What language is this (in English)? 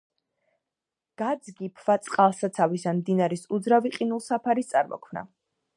Georgian